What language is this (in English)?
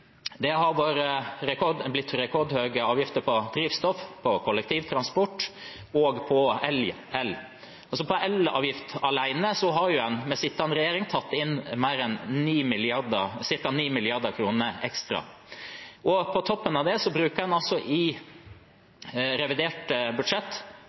Norwegian Bokmål